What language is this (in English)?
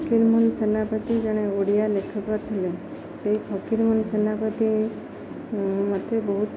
Odia